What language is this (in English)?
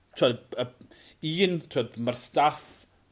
Welsh